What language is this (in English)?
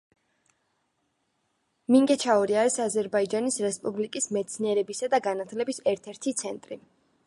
Georgian